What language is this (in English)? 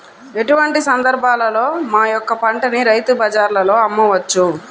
Telugu